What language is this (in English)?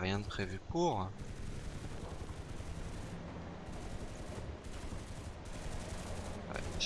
French